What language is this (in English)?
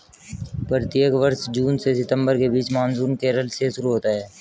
Hindi